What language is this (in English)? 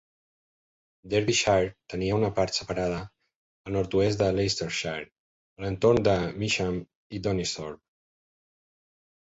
Catalan